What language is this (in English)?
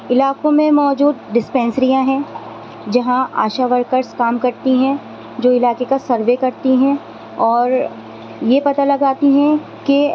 Urdu